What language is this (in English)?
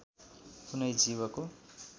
Nepali